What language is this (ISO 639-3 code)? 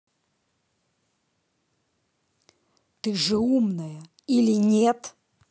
rus